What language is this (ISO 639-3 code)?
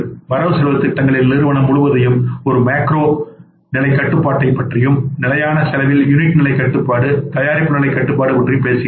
tam